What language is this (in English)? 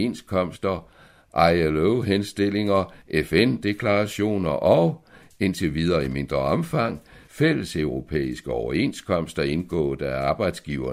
Danish